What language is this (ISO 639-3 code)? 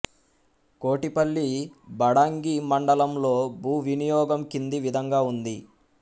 tel